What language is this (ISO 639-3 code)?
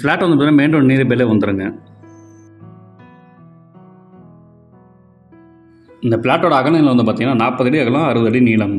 kor